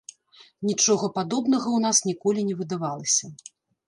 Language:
Belarusian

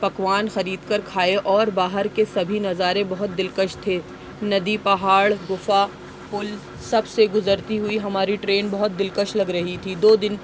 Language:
Urdu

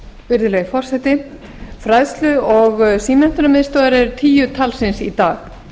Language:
Icelandic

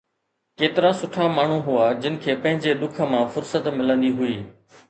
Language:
Sindhi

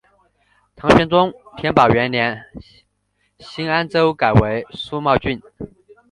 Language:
Chinese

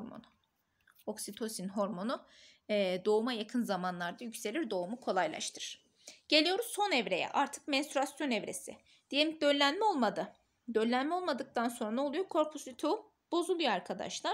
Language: Turkish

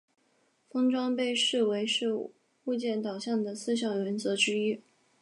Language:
Chinese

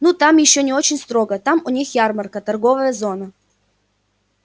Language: Russian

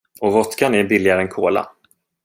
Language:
Swedish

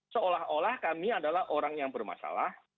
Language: Indonesian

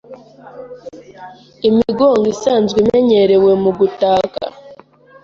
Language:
Kinyarwanda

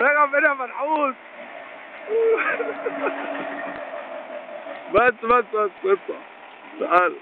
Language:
Arabic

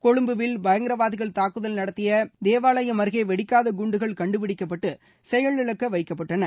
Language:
Tamil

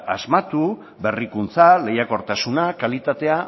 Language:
Basque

